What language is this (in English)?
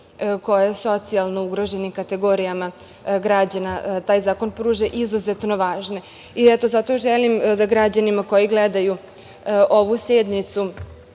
Serbian